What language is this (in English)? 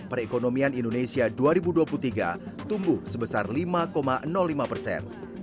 Indonesian